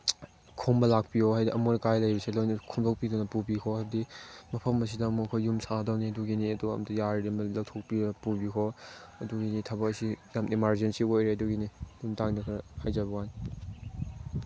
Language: Manipuri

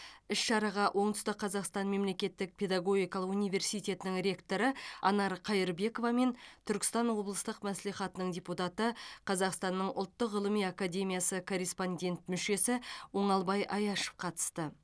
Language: Kazakh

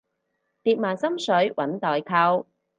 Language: Cantonese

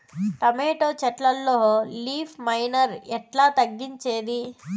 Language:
Telugu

